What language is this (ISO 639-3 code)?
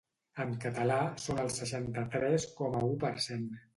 cat